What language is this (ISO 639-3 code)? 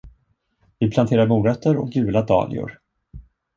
swe